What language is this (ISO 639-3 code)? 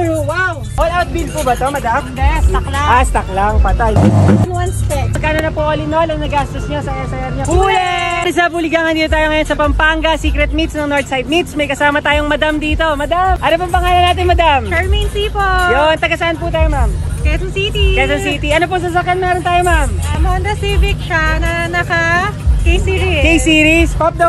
fil